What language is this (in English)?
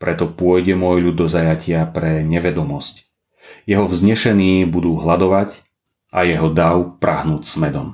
Slovak